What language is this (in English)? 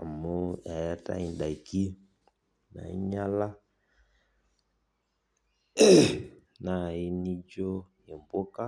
Masai